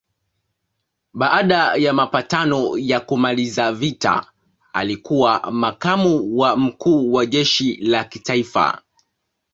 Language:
Swahili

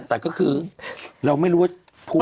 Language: Thai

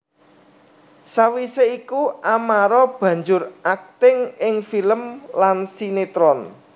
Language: Javanese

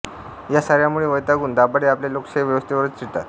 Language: Marathi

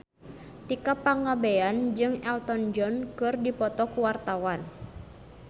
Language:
Sundanese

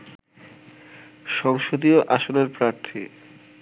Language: Bangla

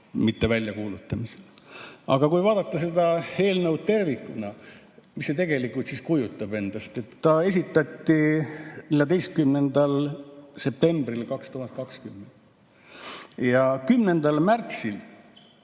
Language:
Estonian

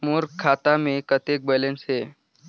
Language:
Chhattisgarhi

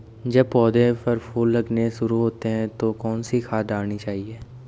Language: Hindi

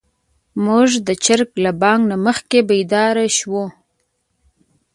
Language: Pashto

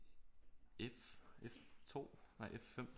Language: Danish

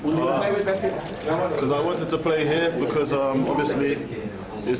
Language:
Indonesian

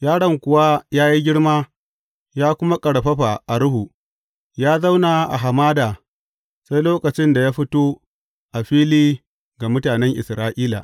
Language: Hausa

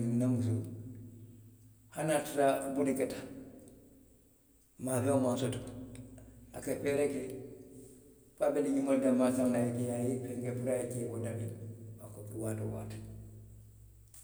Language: Western Maninkakan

